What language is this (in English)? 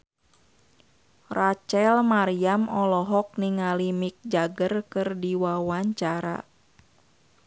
Sundanese